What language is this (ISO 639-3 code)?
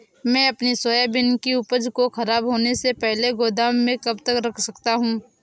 hin